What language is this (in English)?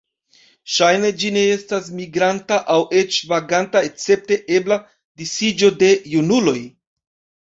Esperanto